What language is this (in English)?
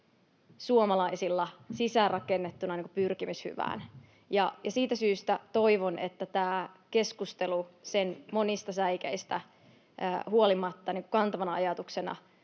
Finnish